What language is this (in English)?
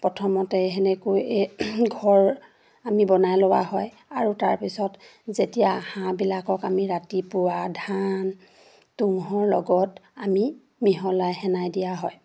Assamese